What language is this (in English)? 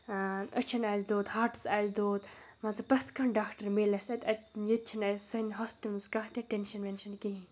Kashmiri